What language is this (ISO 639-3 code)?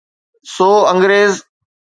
snd